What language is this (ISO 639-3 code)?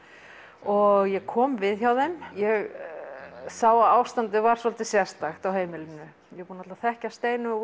isl